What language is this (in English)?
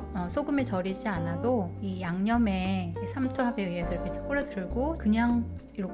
Korean